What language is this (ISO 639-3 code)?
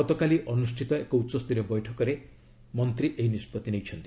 ori